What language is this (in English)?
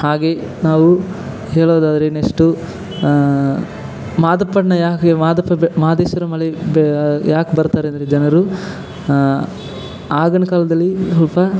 Kannada